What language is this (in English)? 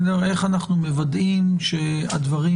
Hebrew